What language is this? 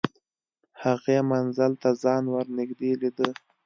Pashto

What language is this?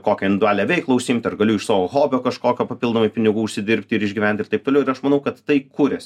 Lithuanian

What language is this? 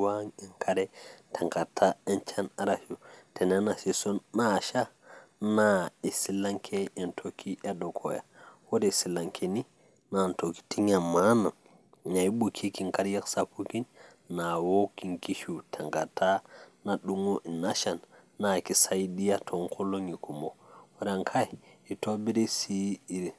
Masai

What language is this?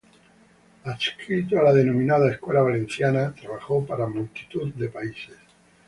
Spanish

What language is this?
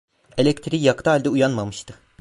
Turkish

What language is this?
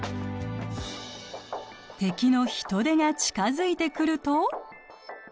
Japanese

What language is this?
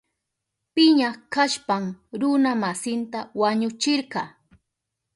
Southern Pastaza Quechua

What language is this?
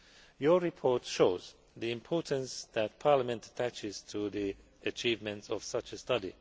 English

